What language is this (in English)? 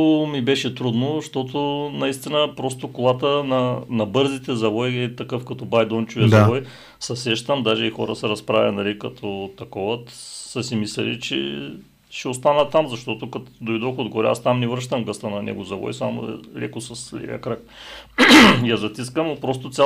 Bulgarian